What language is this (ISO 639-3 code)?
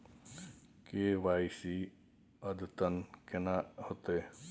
mai